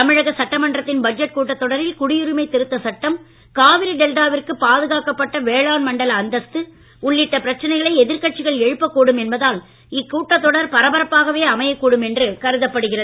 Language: Tamil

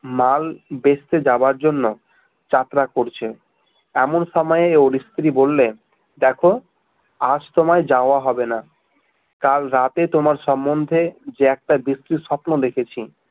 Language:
Bangla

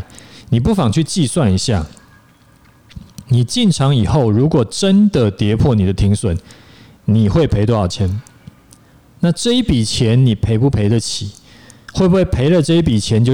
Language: Chinese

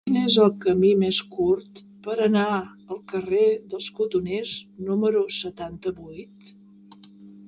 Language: Catalan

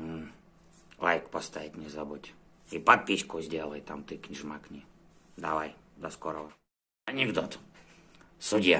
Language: Russian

